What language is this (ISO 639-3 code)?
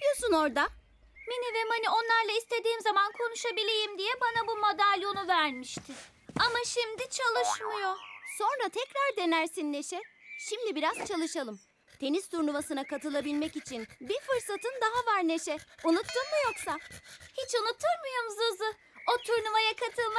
tur